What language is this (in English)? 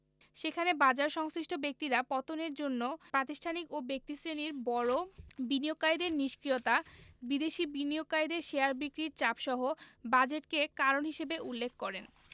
Bangla